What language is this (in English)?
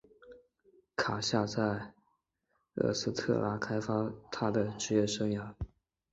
Chinese